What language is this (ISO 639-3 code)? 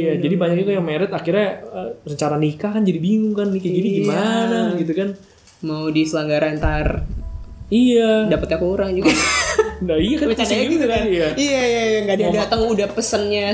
ind